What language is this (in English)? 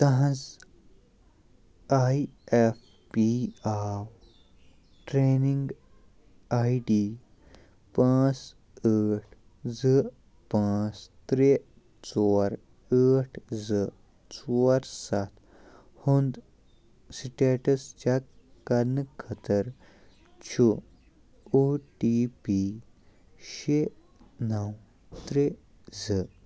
Kashmiri